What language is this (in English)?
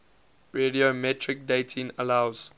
English